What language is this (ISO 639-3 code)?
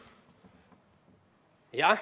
est